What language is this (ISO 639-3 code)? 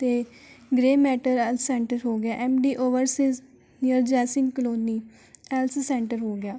pan